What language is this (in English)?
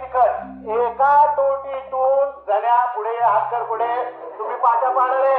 Marathi